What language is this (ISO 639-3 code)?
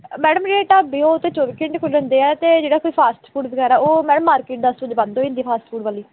pan